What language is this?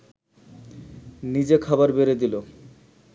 Bangla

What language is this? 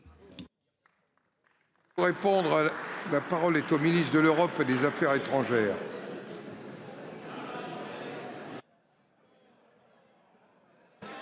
French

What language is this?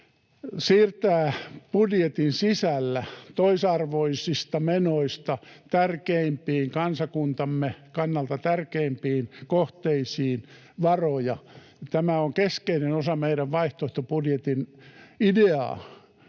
Finnish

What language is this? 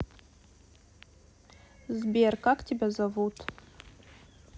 Russian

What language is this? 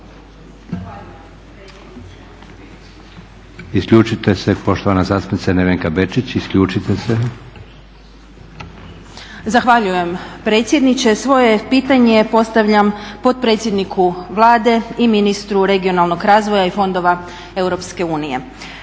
Croatian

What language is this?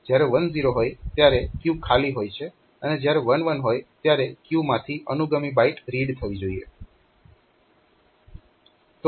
Gujarati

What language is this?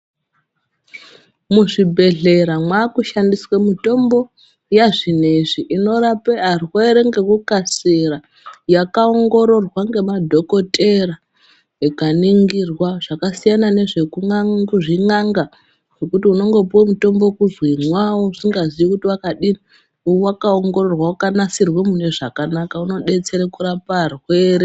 Ndau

